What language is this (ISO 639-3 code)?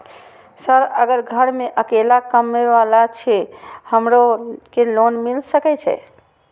mai